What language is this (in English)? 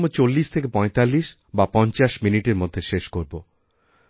Bangla